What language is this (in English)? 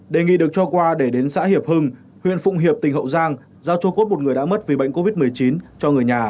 Vietnamese